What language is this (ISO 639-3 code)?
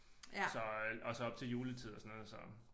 dan